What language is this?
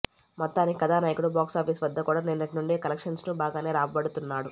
Telugu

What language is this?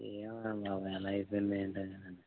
Telugu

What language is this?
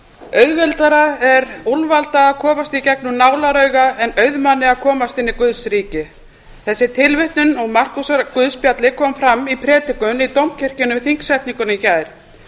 Icelandic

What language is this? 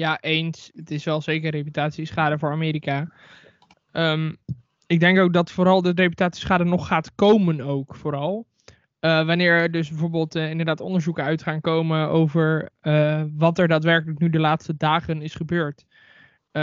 Dutch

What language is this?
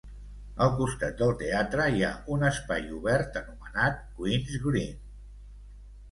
Catalan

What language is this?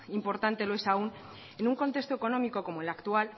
Spanish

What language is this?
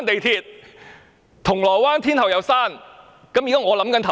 Cantonese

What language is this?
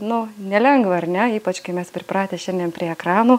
Lithuanian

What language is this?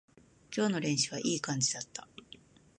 Japanese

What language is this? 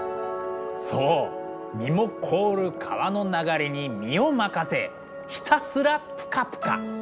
Japanese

